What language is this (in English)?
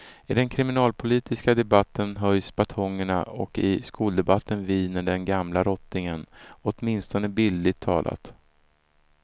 Swedish